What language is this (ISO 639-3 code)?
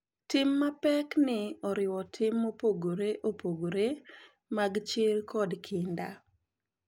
luo